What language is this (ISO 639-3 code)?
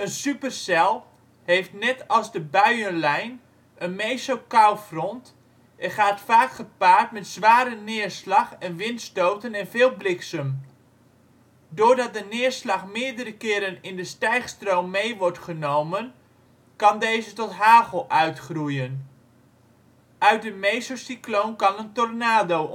nld